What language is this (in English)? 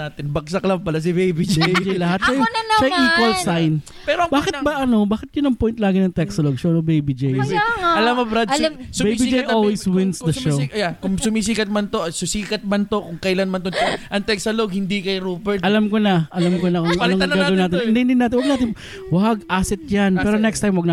Filipino